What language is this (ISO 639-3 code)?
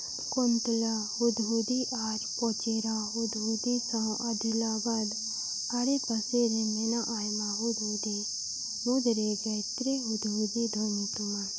sat